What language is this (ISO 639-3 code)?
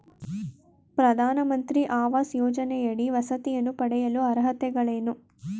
kan